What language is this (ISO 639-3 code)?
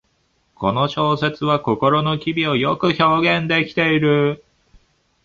jpn